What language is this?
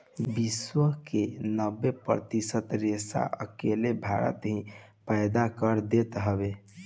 Bhojpuri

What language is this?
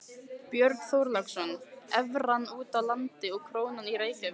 Icelandic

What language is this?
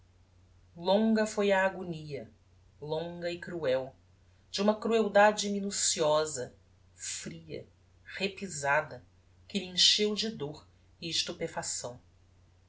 Portuguese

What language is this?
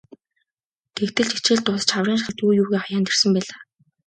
Mongolian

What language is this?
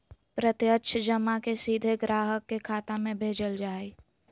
Magahi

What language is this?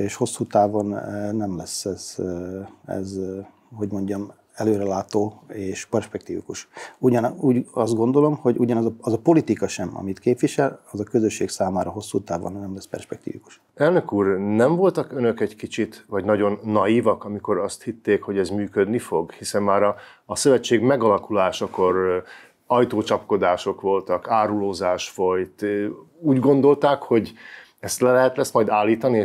Hungarian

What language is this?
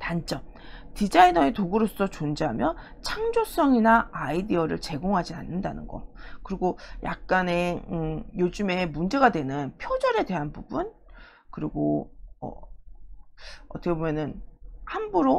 Korean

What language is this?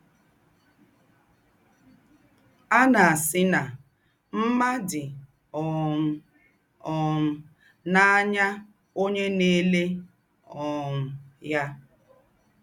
Igbo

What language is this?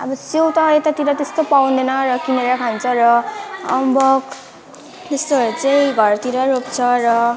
Nepali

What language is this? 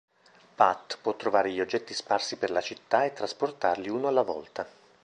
Italian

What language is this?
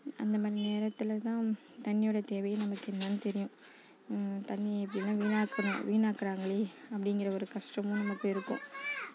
Tamil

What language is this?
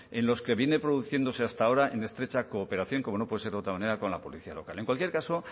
Spanish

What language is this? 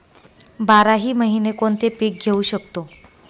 Marathi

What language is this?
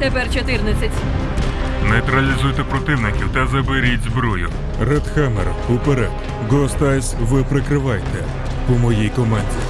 Ukrainian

